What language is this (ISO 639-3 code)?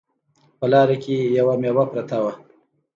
pus